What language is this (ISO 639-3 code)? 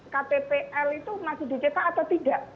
ind